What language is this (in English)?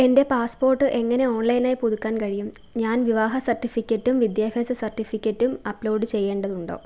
Malayalam